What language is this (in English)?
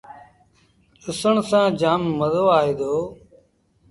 Sindhi Bhil